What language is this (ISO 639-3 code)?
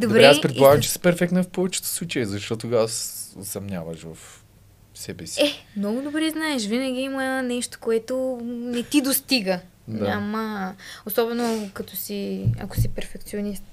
bul